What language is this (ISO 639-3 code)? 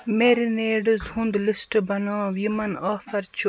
kas